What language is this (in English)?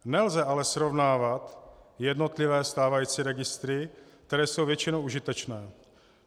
Czech